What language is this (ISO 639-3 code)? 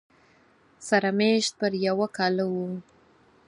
pus